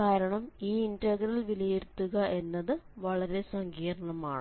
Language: Malayalam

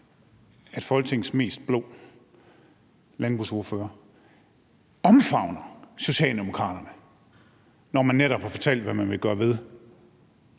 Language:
Danish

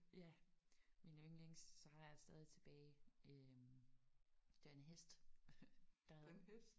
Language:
Danish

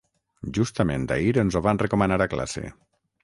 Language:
Catalan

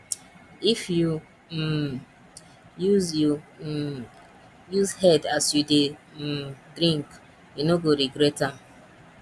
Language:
Nigerian Pidgin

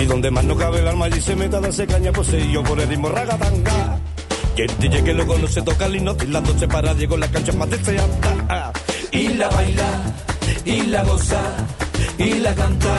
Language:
Hungarian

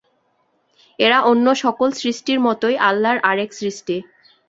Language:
Bangla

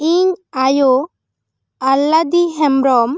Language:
Santali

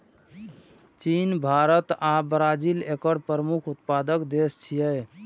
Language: Maithili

